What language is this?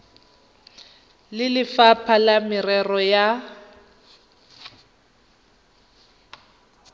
Tswana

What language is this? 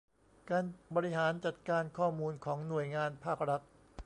Thai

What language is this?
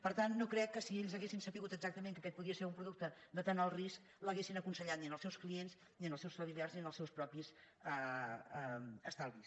Catalan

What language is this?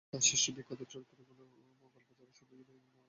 Bangla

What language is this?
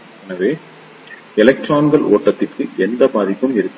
Tamil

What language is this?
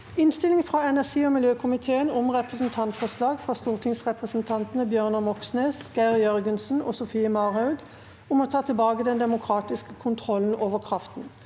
Norwegian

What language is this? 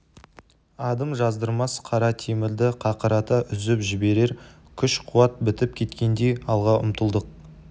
Kazakh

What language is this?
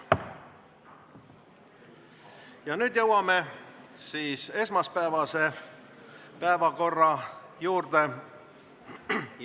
Estonian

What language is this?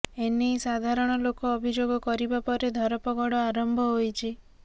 Odia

